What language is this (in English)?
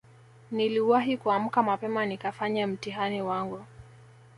Swahili